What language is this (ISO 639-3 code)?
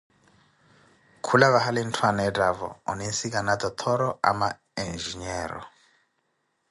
eko